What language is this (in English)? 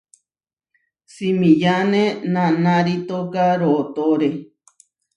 Huarijio